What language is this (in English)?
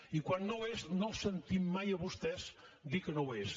Catalan